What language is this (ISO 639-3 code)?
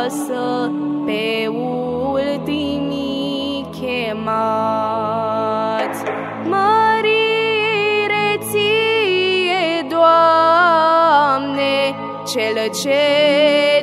ron